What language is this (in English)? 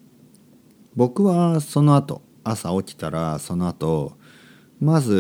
Japanese